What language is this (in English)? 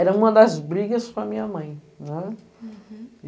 Portuguese